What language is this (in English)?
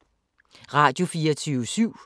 Danish